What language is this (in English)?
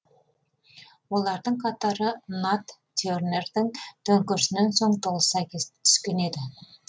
Kazakh